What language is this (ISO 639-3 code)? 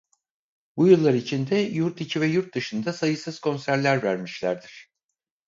tur